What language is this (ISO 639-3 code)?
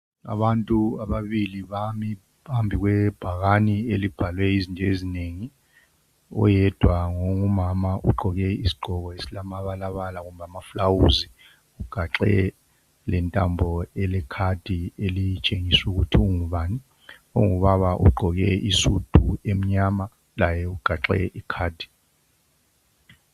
nde